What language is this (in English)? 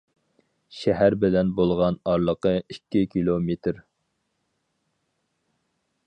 Uyghur